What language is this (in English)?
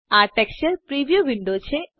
Gujarati